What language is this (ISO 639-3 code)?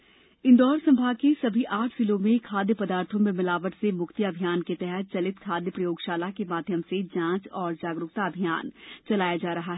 hin